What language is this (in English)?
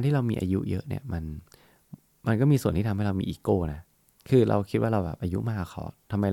Thai